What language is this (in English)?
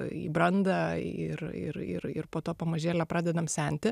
Lithuanian